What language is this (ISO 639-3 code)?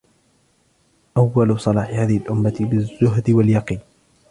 ara